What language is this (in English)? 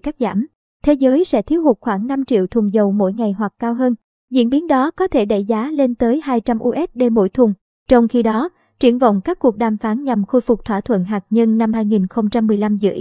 Vietnamese